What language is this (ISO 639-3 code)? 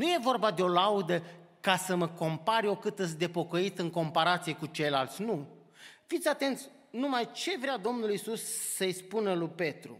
ron